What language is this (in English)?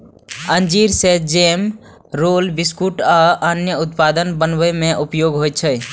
Maithili